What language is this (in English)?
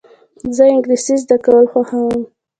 Pashto